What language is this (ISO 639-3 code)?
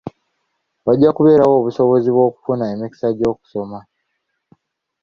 lug